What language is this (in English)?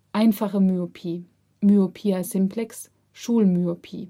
German